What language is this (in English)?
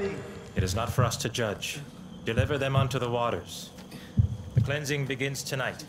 English